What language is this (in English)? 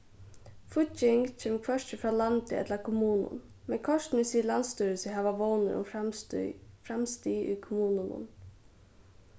Faroese